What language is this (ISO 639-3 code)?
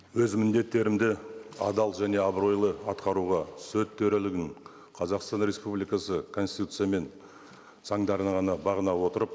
kaz